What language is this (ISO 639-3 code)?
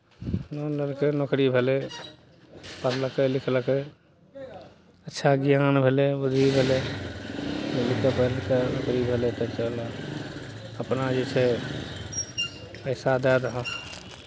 mai